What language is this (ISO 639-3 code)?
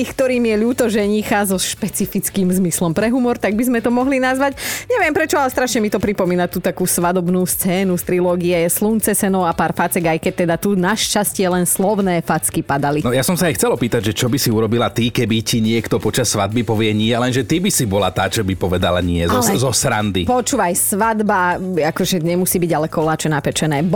slk